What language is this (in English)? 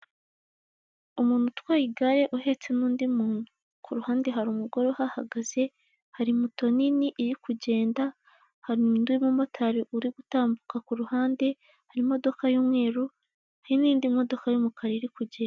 Kinyarwanda